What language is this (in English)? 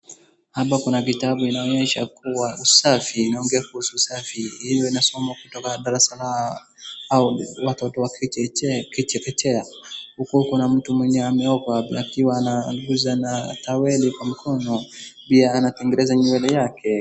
Swahili